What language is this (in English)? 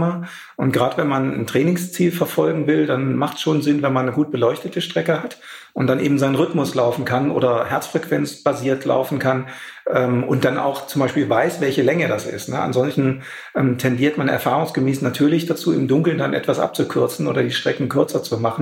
German